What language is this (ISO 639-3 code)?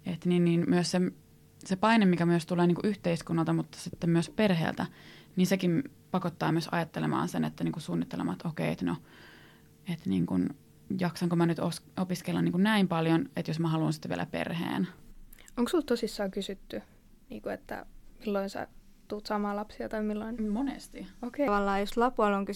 fin